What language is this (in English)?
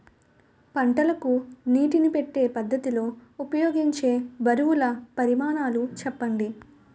Telugu